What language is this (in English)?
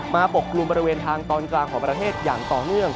Thai